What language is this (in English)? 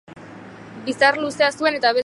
Basque